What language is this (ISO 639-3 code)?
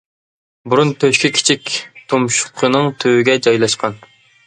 uig